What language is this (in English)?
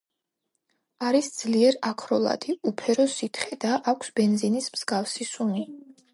Georgian